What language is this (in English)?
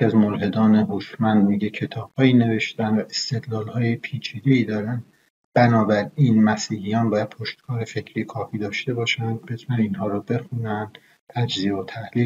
Persian